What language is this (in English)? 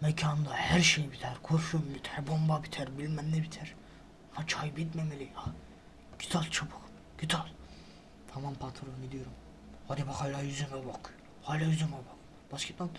Turkish